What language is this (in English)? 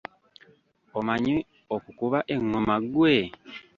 Ganda